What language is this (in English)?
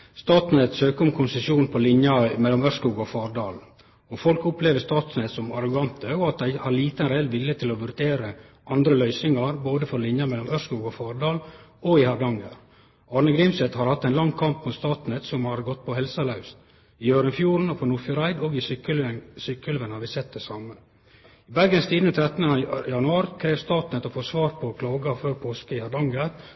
Norwegian Nynorsk